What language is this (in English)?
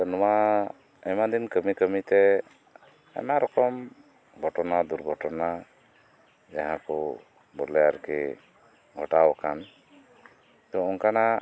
Santali